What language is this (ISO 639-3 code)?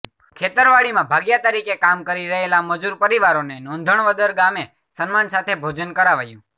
guj